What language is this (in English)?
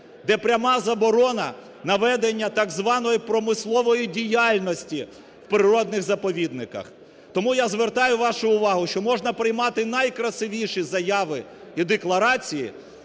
Ukrainian